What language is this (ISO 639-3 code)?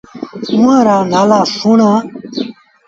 sbn